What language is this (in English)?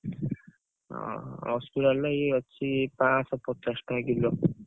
Odia